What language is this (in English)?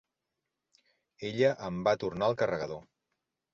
Catalan